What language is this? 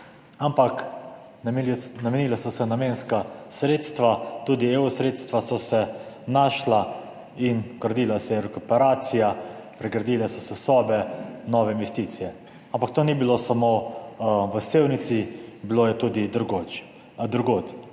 Slovenian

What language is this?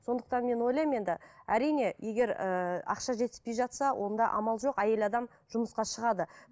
Kazakh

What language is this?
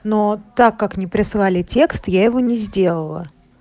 Russian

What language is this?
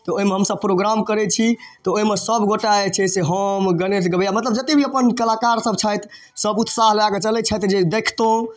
Maithili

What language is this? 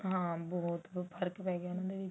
Punjabi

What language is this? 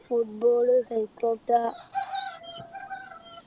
Malayalam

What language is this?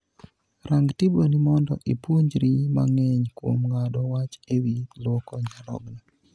Luo (Kenya and Tanzania)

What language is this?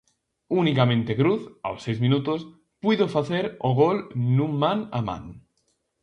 Galician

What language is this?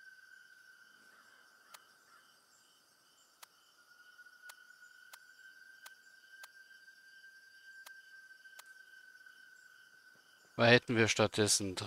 German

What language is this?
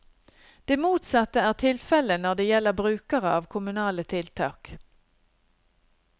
Norwegian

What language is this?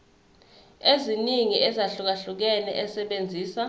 Zulu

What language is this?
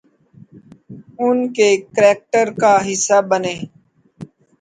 Urdu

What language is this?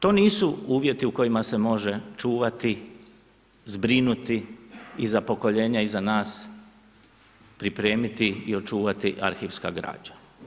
Croatian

